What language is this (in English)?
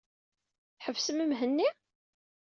Kabyle